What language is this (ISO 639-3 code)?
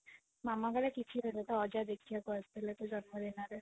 ori